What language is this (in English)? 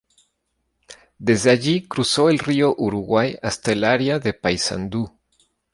Spanish